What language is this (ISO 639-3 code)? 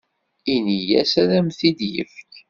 kab